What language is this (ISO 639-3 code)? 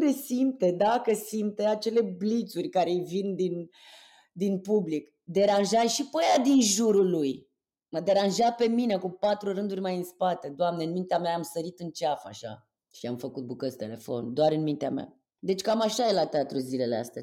ron